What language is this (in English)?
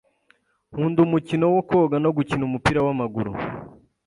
Kinyarwanda